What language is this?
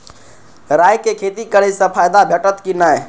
Maithili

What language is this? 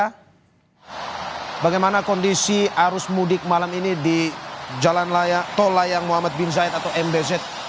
Indonesian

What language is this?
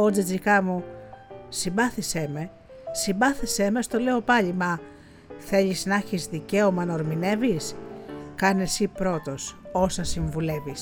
Greek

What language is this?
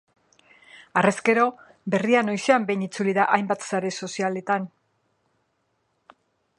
Basque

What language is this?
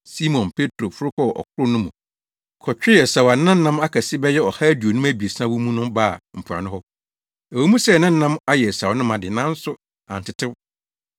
Akan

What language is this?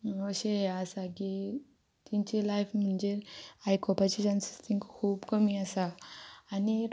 Konkani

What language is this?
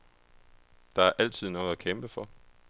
Danish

